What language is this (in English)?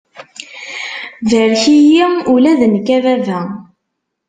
Kabyle